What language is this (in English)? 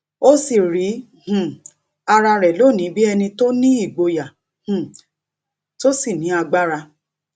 Yoruba